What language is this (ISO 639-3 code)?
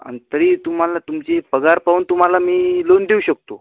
mar